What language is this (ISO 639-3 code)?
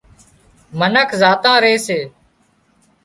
kxp